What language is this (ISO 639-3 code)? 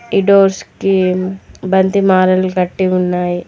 tel